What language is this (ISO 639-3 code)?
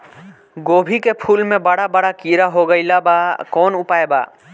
bho